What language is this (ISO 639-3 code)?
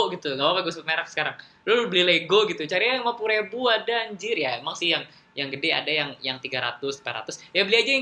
ind